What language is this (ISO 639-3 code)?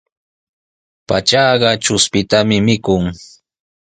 qws